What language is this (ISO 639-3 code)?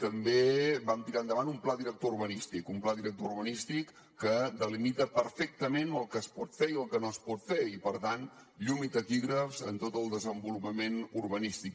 cat